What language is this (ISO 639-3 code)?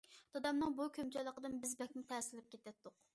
uig